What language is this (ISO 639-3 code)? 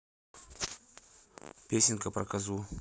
rus